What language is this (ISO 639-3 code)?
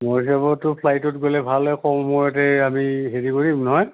asm